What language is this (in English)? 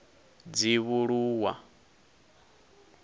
Venda